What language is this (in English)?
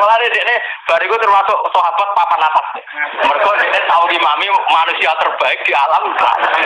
Indonesian